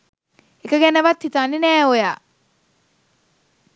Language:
Sinhala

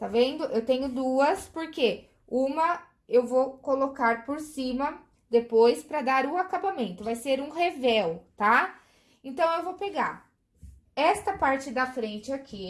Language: Portuguese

